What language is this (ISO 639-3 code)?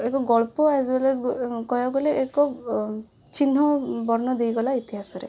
ori